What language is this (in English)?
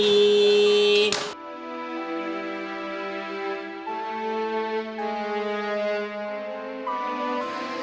Indonesian